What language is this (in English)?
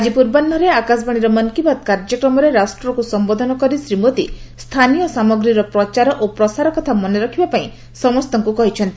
Odia